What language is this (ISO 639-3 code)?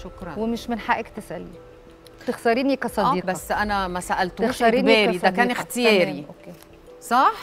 ara